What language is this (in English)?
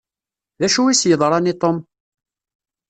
Kabyle